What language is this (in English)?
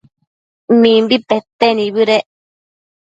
Matsés